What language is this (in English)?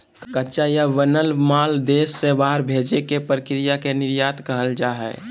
Magahi